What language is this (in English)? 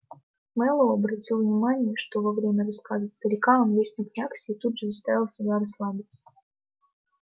Russian